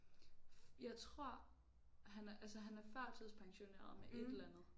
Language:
Danish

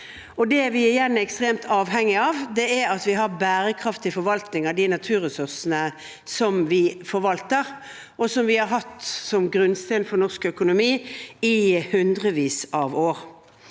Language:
Norwegian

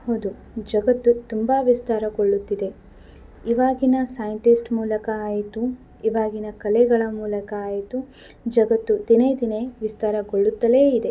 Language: Kannada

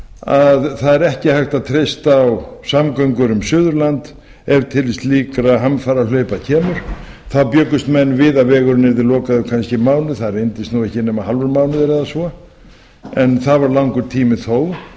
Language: Icelandic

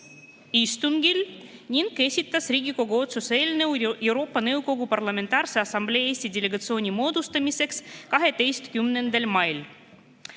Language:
Estonian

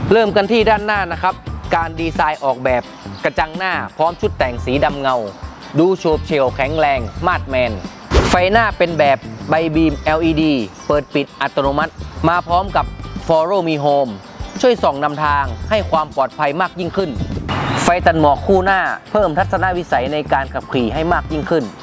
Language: Thai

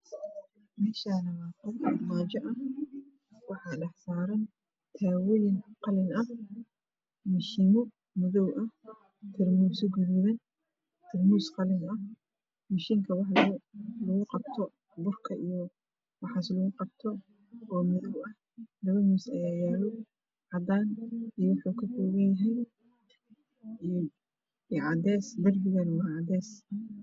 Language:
Somali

